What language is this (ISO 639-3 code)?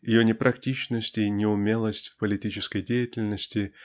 rus